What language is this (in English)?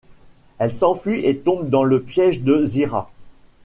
French